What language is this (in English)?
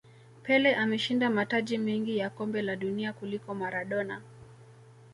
Swahili